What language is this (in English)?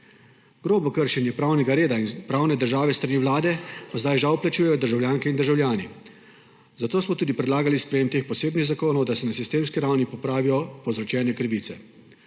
Slovenian